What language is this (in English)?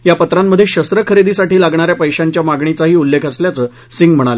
Marathi